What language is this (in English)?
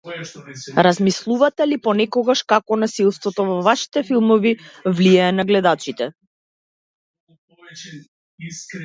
Macedonian